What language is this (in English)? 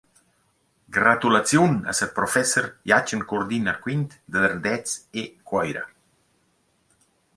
Romansh